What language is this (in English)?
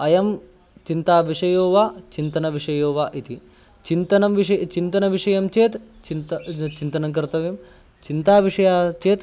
Sanskrit